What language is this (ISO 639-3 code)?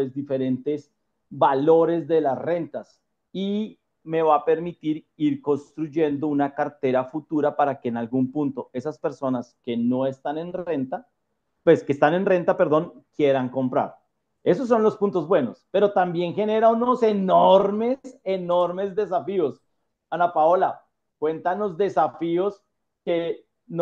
spa